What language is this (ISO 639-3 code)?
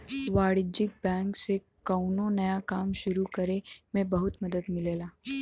bho